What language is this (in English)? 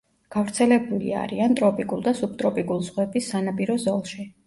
Georgian